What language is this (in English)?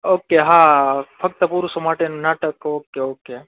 Gujarati